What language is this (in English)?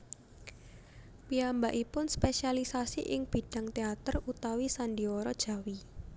Javanese